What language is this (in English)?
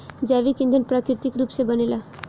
Bhojpuri